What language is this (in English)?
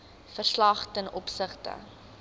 Afrikaans